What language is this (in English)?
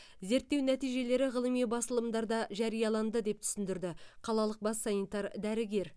Kazakh